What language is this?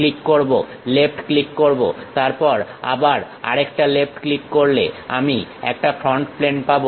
Bangla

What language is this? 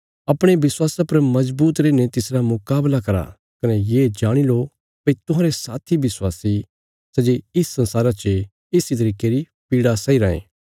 Bilaspuri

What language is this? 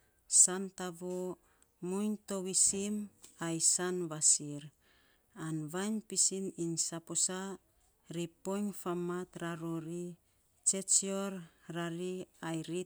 Saposa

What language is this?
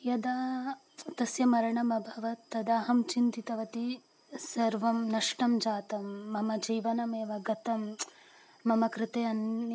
Sanskrit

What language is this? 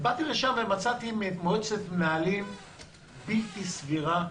Hebrew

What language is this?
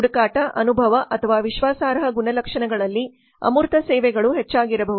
Kannada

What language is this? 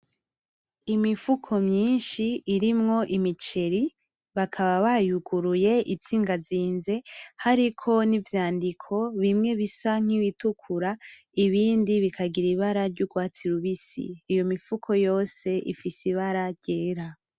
Rundi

